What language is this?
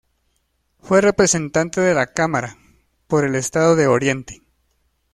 Spanish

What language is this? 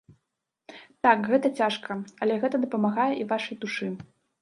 Belarusian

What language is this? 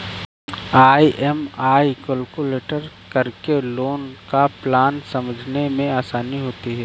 Hindi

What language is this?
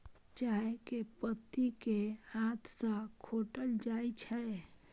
Maithili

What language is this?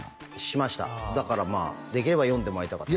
Japanese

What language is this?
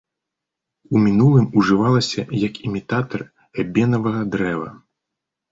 Belarusian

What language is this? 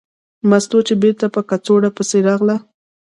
Pashto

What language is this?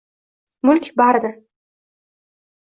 Uzbek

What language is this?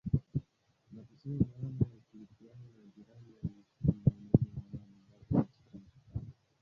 Swahili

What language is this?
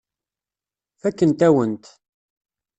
Kabyle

